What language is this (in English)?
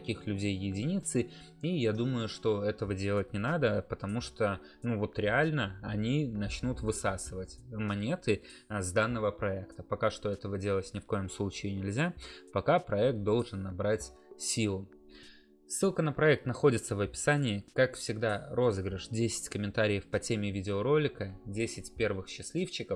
Russian